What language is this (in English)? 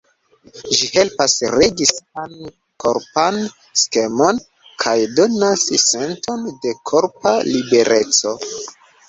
Esperanto